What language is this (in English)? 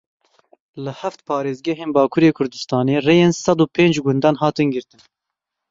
Kurdish